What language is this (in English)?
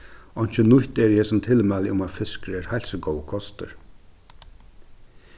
Faroese